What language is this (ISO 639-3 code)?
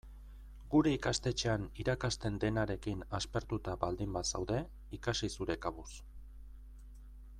eus